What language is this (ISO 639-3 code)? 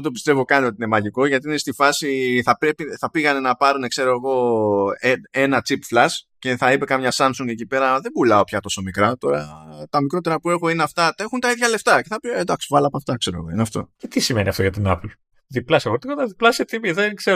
ell